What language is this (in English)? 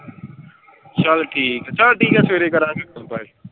Punjabi